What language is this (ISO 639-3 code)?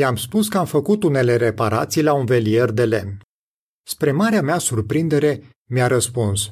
ron